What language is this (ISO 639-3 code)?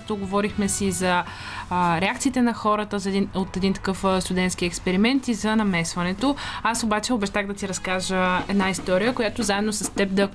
bul